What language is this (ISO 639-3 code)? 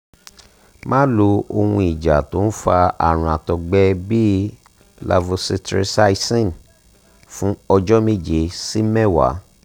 yor